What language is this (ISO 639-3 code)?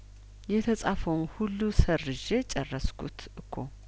amh